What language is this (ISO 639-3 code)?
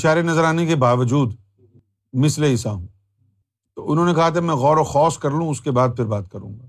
urd